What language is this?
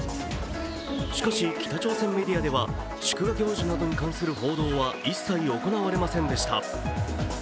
Japanese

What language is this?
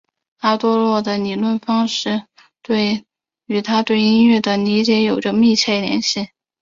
Chinese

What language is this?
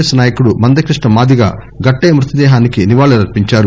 Telugu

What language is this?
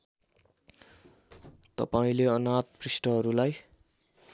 Nepali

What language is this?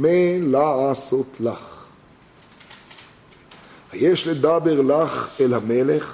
Hebrew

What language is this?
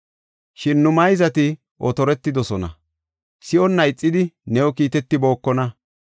Gofa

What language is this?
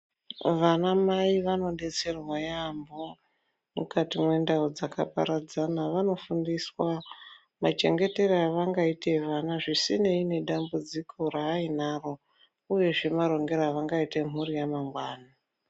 Ndau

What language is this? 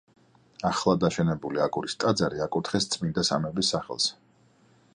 Georgian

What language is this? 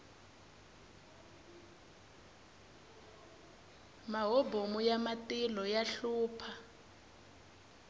Tsonga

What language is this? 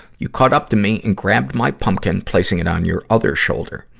English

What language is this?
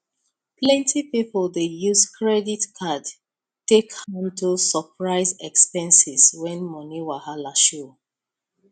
Nigerian Pidgin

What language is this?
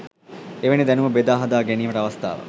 Sinhala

